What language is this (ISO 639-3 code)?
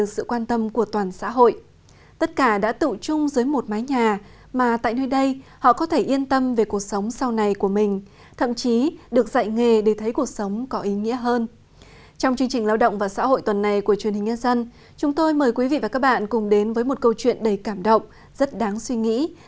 vie